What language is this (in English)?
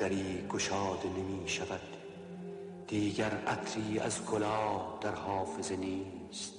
Persian